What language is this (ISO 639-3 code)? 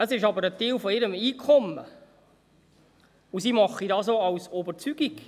gsw